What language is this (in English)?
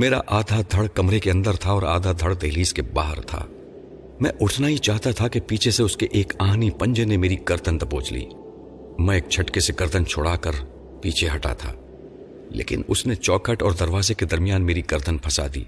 Urdu